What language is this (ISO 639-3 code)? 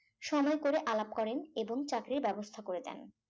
ben